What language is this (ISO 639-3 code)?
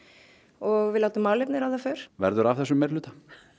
isl